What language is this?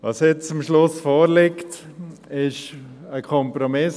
Swiss German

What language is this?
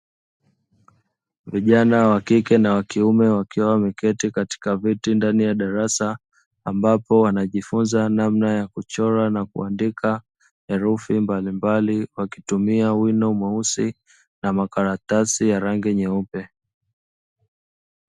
Swahili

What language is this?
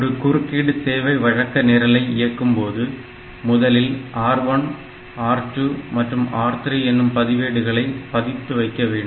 Tamil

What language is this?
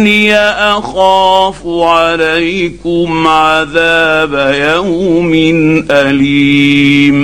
Arabic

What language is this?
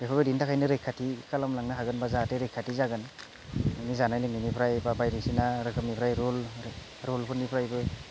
Bodo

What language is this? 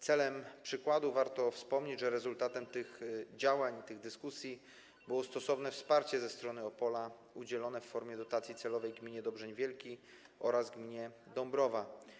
Polish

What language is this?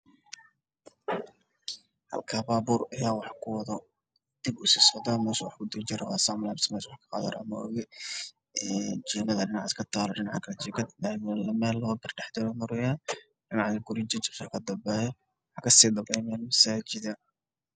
Somali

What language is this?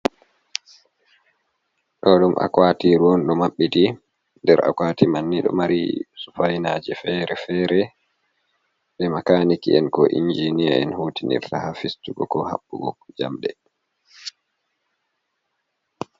Fula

